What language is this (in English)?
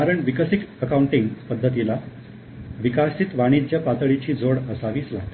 Marathi